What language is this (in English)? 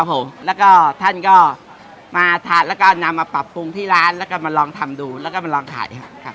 Thai